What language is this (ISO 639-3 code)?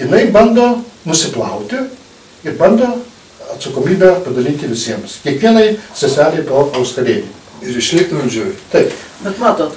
lit